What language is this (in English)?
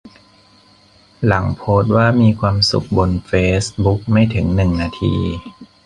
Thai